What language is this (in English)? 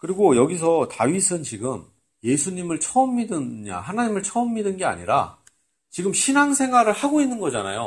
Korean